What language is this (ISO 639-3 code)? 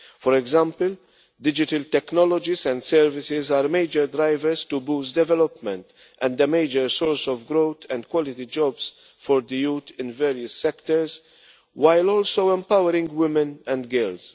eng